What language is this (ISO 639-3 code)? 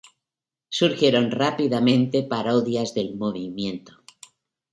spa